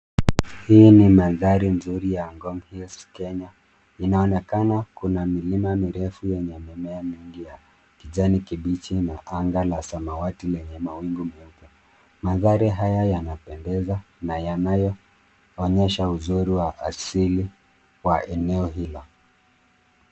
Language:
Swahili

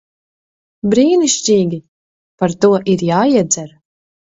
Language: Latvian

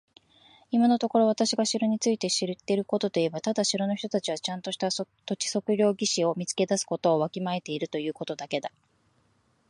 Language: Japanese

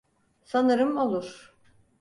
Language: Turkish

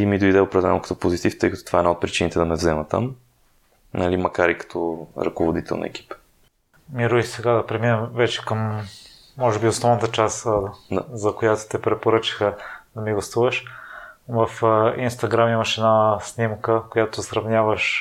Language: Bulgarian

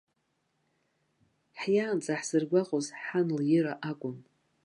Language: Abkhazian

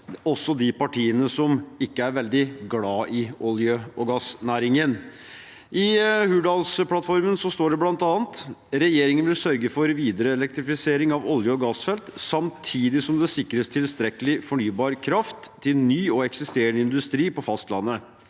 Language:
Norwegian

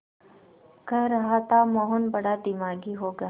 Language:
Hindi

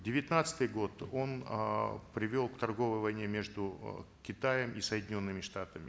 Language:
Kazakh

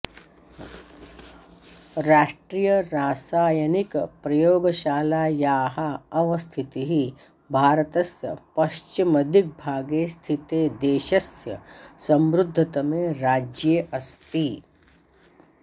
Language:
Sanskrit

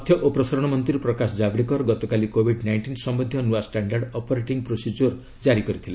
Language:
Odia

